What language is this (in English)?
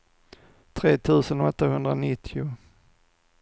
Swedish